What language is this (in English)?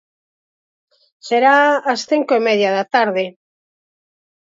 Galician